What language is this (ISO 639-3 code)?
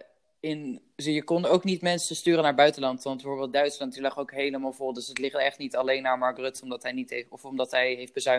nld